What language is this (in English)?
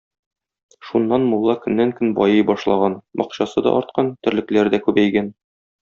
Tatar